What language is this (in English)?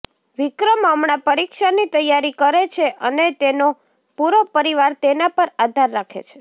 Gujarati